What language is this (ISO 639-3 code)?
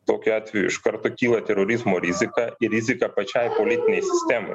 lit